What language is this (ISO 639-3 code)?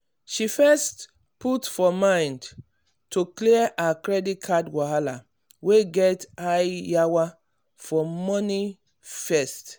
pcm